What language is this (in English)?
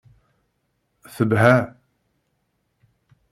Kabyle